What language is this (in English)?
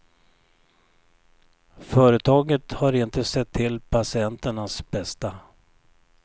Swedish